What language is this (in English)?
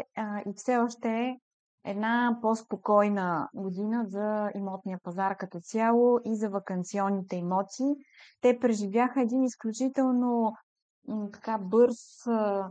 Bulgarian